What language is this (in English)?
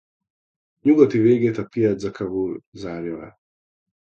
Hungarian